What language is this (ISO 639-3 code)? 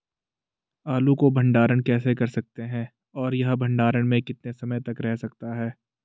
hin